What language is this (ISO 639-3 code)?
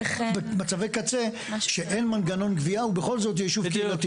heb